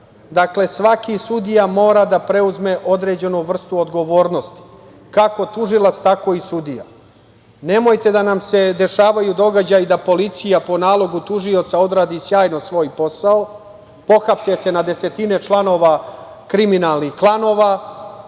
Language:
Serbian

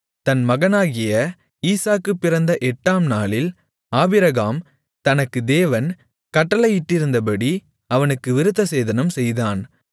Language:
Tamil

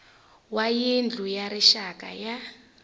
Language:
Tsonga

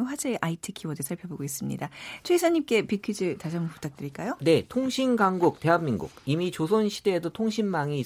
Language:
Korean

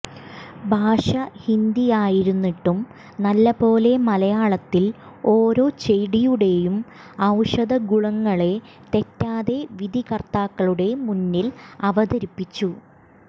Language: Malayalam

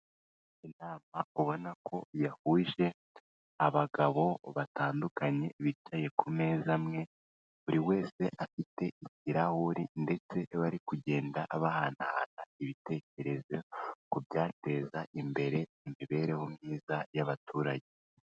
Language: Kinyarwanda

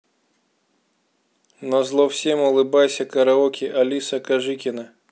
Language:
Russian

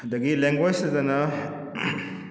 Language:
Manipuri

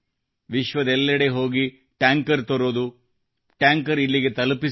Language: Kannada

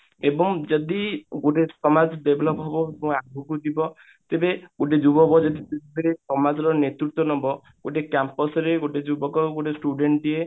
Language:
Odia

